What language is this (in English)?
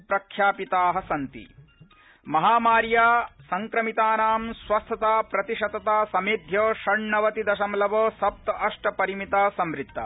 Sanskrit